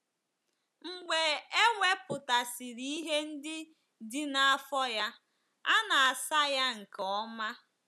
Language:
Igbo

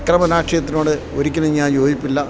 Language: Malayalam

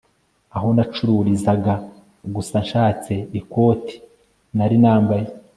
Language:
Kinyarwanda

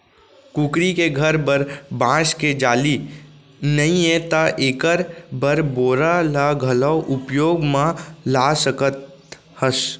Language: Chhattisgarhi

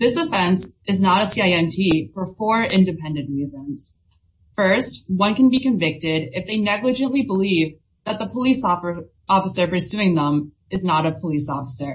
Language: English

